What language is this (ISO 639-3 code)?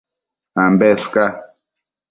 mcf